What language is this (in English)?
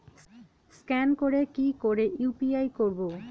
Bangla